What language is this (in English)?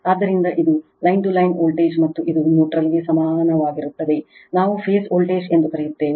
Kannada